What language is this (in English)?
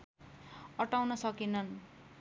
Nepali